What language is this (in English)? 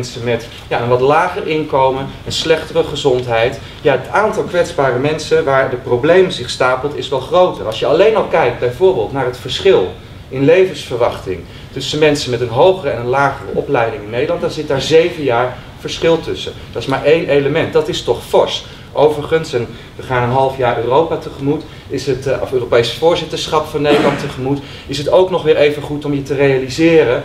Dutch